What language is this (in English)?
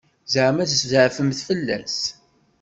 Kabyle